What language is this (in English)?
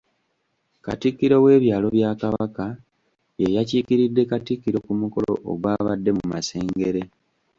Ganda